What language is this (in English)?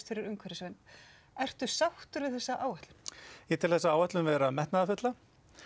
Icelandic